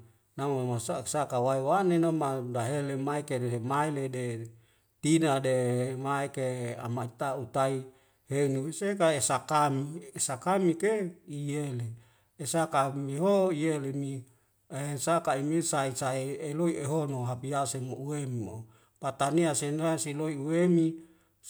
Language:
Wemale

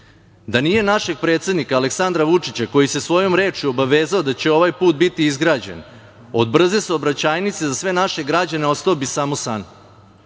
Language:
Serbian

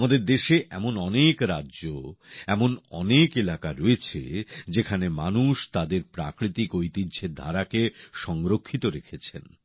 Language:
Bangla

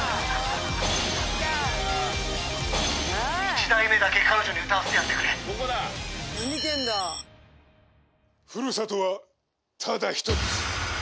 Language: Japanese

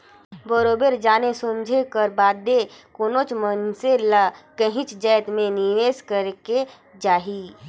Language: Chhattisgarhi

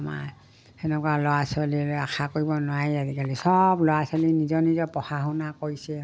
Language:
Assamese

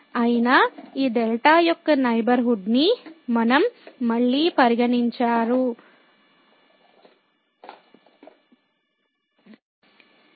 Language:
Telugu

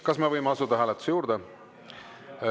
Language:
Estonian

